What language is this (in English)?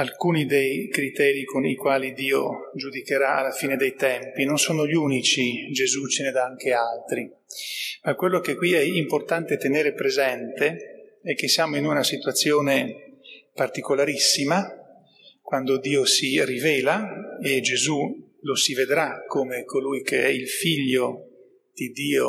Italian